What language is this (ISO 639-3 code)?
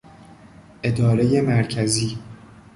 fas